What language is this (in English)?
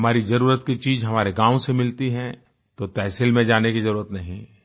Hindi